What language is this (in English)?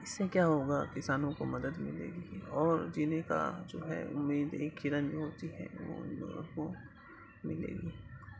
Urdu